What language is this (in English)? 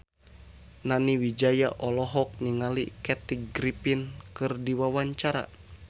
Sundanese